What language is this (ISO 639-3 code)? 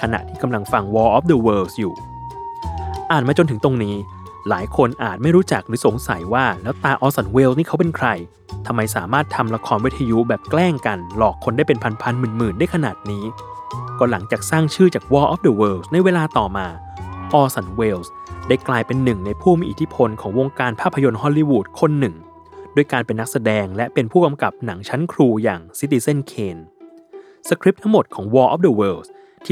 tha